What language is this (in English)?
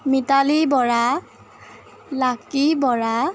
Assamese